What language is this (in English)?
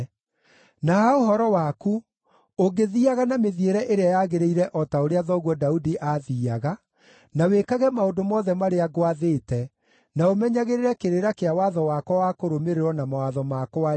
Kikuyu